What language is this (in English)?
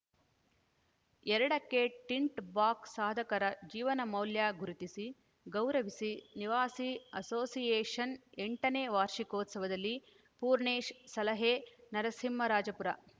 Kannada